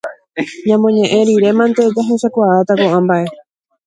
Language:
Guarani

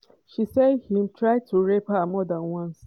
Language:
Nigerian Pidgin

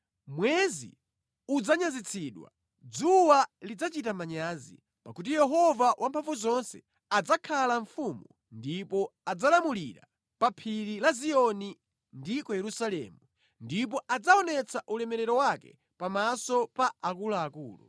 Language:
Nyanja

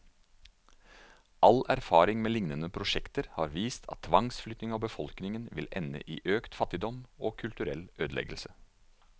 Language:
Norwegian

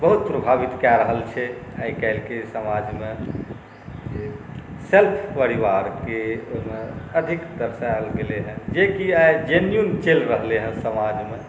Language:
Maithili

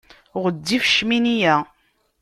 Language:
Kabyle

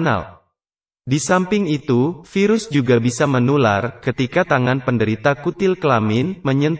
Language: Indonesian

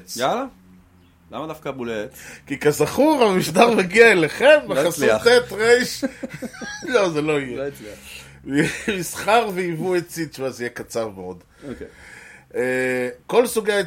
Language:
Hebrew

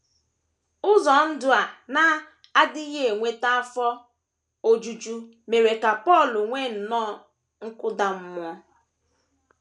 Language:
Igbo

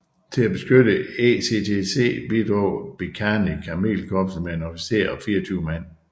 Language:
Danish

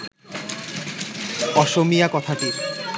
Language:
Bangla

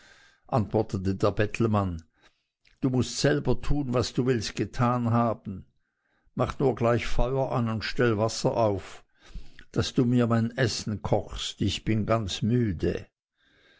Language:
German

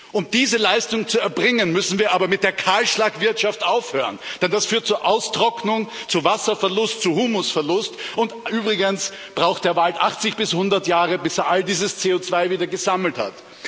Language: German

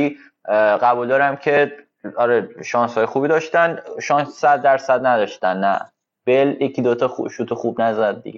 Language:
Persian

